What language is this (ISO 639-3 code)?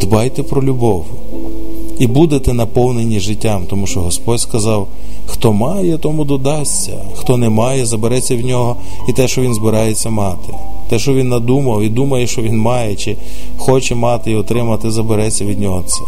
ukr